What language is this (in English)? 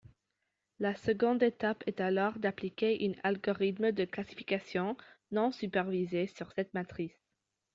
French